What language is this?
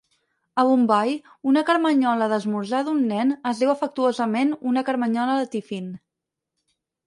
Catalan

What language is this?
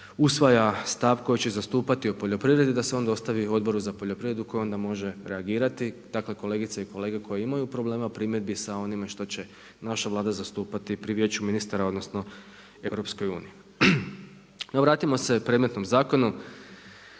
Croatian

